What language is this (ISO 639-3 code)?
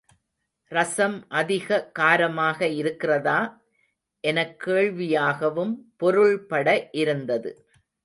tam